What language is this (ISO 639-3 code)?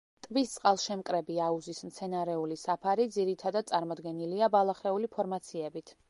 kat